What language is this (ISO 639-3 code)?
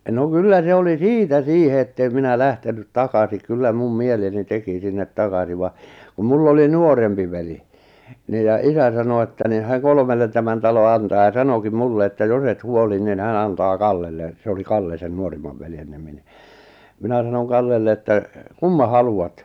fin